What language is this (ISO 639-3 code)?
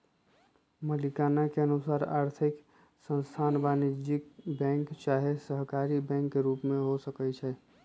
mag